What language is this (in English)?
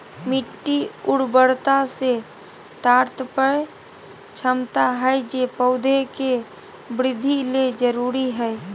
Magahi